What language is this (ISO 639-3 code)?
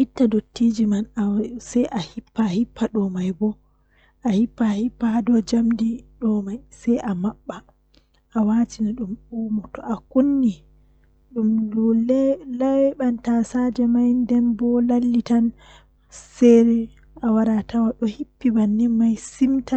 fuh